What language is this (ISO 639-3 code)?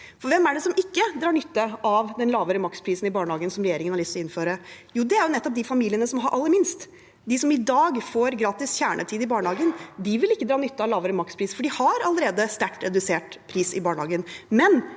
nor